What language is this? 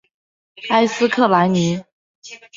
Chinese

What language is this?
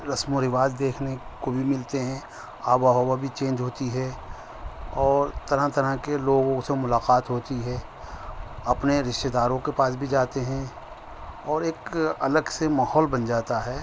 Urdu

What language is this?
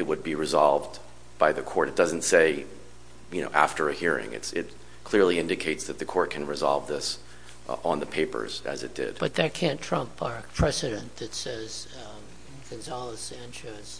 English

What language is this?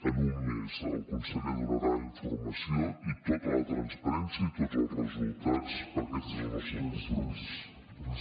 Catalan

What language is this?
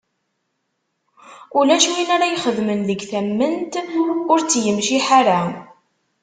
Kabyle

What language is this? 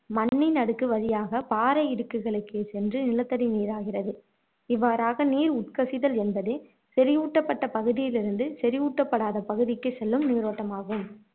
Tamil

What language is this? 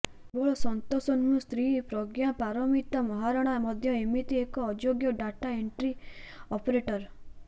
Odia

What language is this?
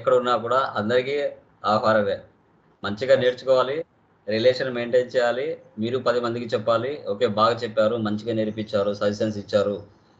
Telugu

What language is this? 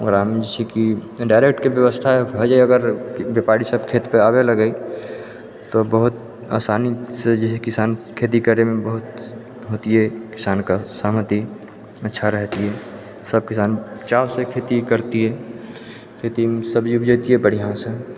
Maithili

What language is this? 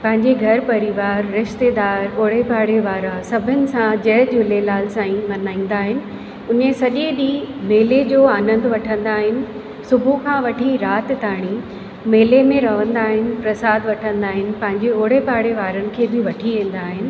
Sindhi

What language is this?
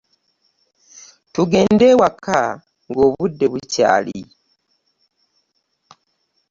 Ganda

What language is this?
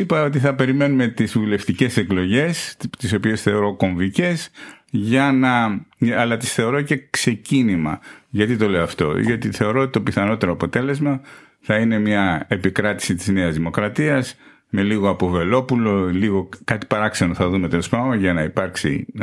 Greek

